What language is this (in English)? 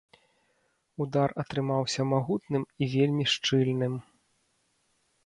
Belarusian